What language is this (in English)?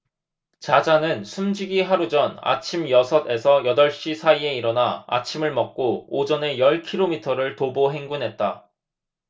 Korean